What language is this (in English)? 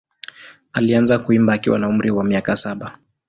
Swahili